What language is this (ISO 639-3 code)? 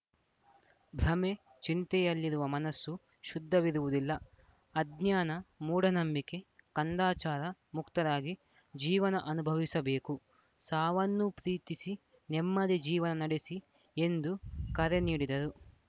kan